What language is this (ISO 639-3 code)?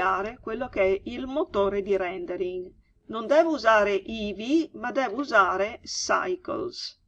ita